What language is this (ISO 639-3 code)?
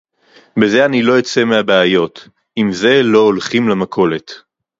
heb